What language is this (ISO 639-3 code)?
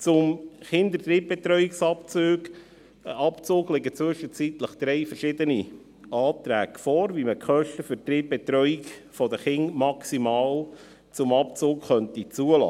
gsw